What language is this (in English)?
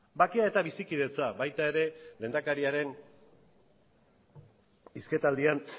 Basque